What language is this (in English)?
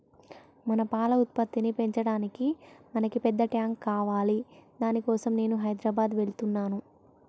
Telugu